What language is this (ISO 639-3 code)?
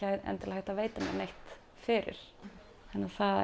isl